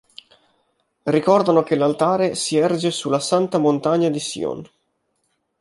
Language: Italian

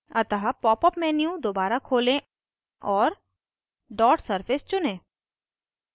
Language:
Hindi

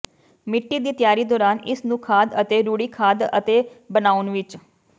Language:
Punjabi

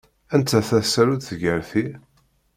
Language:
Kabyle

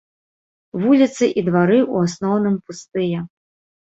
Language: Belarusian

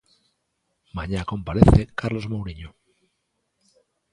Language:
Galician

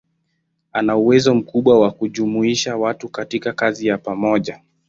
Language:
Swahili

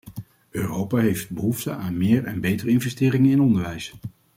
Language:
Dutch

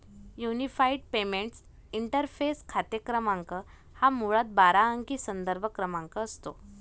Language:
Marathi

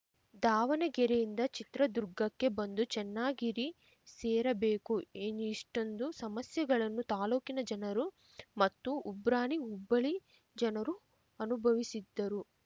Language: Kannada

